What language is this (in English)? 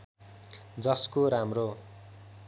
Nepali